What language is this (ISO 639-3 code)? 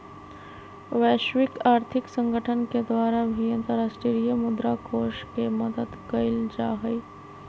mag